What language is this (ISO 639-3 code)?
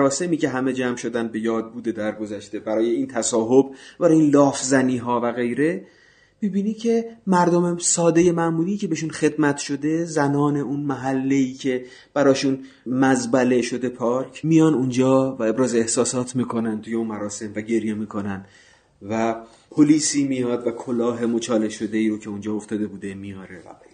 fas